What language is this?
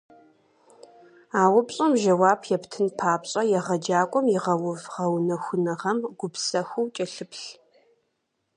Kabardian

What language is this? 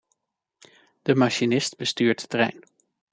Dutch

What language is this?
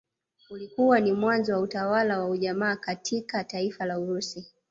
Swahili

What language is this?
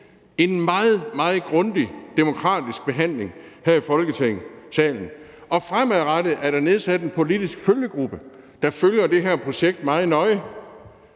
Danish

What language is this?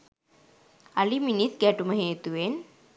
Sinhala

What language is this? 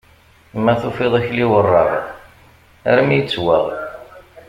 Kabyle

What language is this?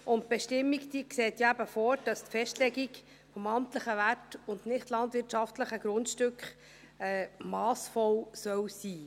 Swiss German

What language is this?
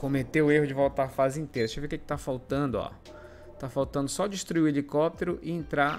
Portuguese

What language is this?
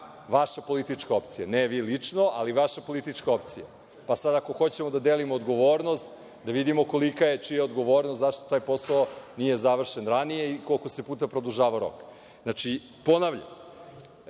Serbian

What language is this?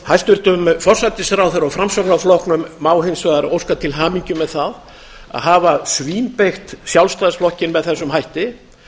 Icelandic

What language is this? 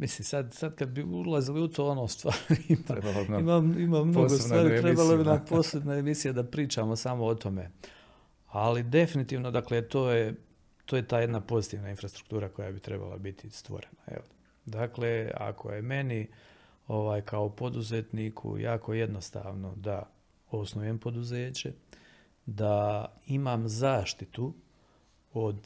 Croatian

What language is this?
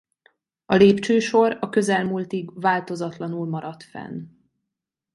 Hungarian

